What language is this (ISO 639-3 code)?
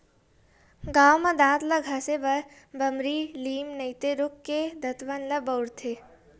hne